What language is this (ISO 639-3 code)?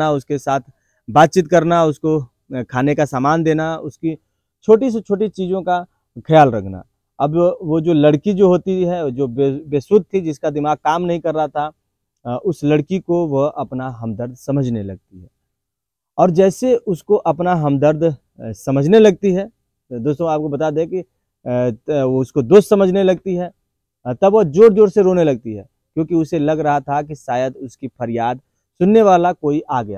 hin